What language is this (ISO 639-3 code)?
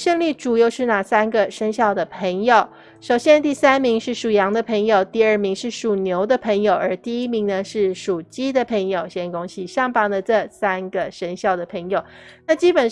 zho